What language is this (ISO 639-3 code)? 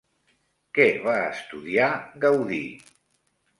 cat